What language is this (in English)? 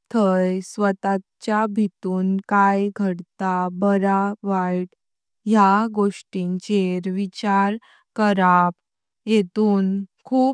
Konkani